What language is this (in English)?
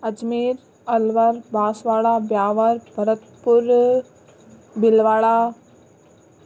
Sindhi